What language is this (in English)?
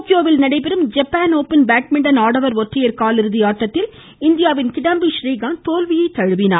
Tamil